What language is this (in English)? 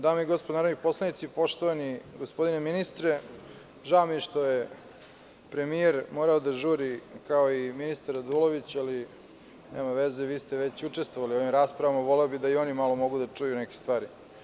Serbian